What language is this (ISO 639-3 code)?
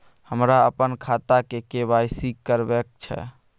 mai